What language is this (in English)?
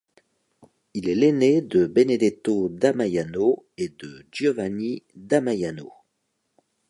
French